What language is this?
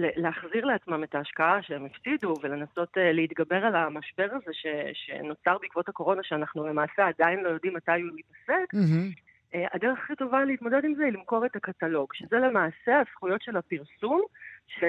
Hebrew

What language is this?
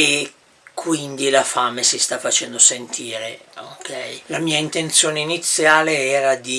Italian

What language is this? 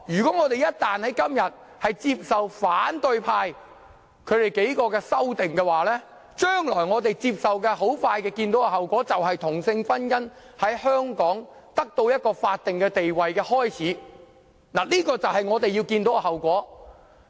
Cantonese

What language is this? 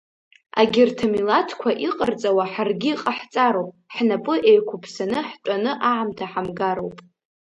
Abkhazian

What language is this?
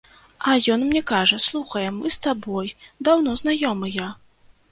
Belarusian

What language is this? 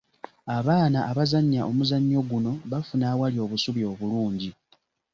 Ganda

